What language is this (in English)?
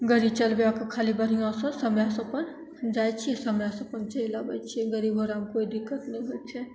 Maithili